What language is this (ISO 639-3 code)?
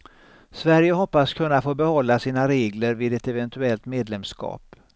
swe